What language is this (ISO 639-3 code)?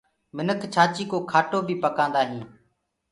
ggg